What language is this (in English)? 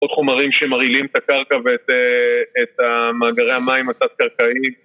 Hebrew